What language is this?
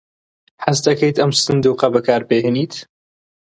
Central Kurdish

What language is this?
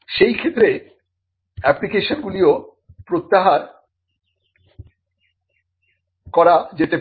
Bangla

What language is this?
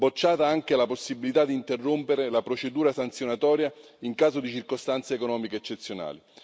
Italian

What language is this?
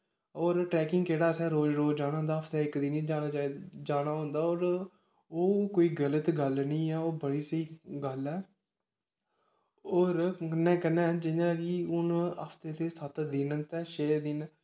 Dogri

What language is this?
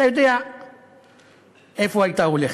Hebrew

